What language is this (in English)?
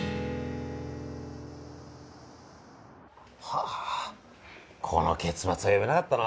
Japanese